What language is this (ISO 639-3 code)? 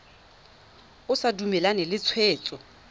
tsn